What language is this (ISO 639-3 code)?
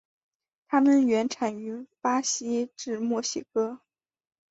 zho